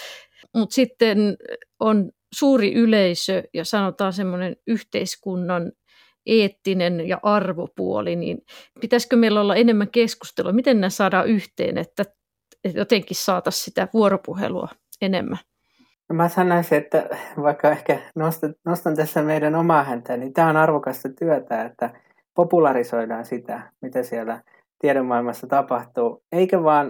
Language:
Finnish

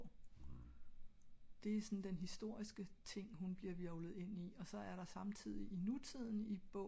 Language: Danish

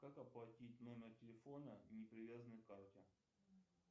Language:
Russian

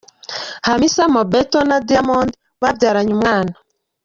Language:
Kinyarwanda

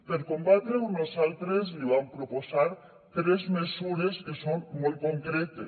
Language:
Catalan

